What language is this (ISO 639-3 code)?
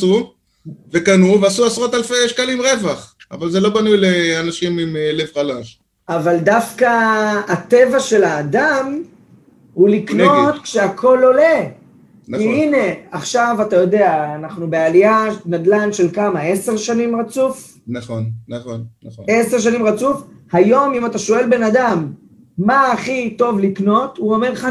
heb